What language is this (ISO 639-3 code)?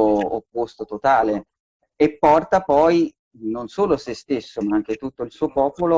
ita